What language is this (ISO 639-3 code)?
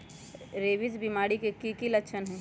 mag